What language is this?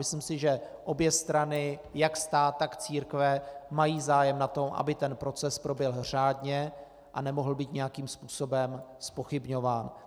Czech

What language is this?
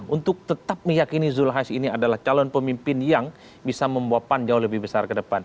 Indonesian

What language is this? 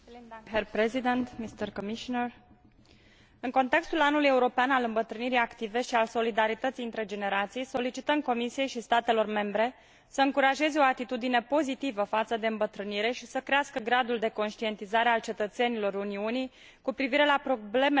Romanian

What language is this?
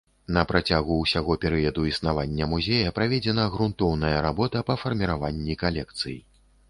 Belarusian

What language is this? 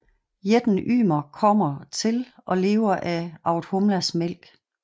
Danish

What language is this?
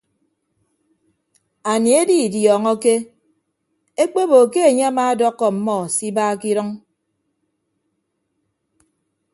Ibibio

